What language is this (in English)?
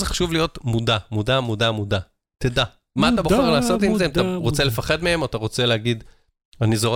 Hebrew